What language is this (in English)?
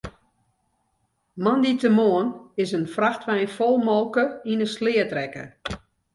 Western Frisian